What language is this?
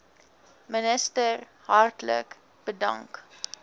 Afrikaans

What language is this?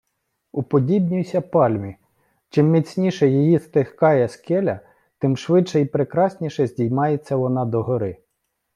Ukrainian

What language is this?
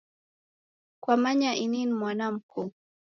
Taita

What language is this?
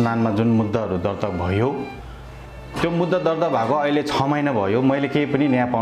Thai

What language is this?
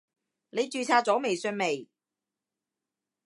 Cantonese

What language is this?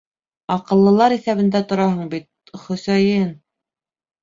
Bashkir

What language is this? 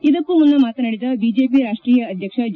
Kannada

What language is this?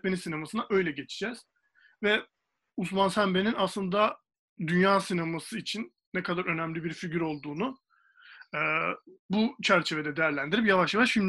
Turkish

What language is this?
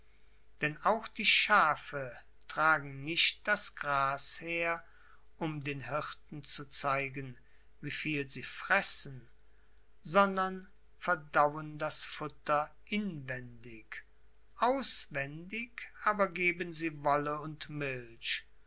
German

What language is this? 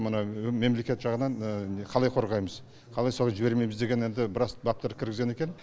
Kazakh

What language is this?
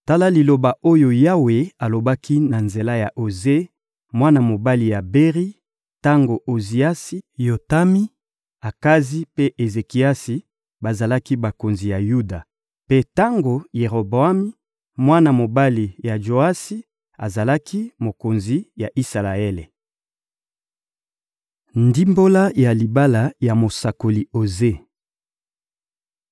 Lingala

